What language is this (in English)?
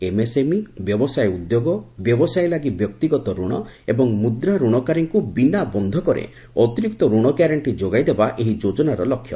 Odia